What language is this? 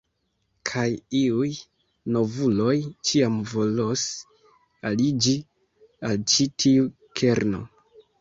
Esperanto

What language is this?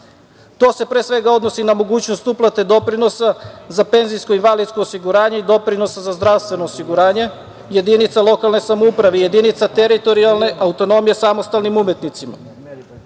Serbian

